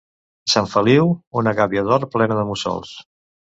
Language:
Catalan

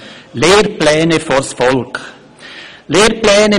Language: Swiss German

